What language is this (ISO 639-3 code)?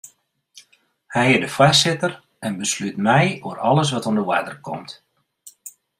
fry